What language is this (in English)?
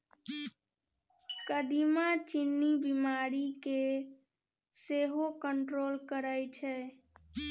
Maithili